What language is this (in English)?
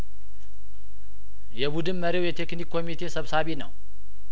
Amharic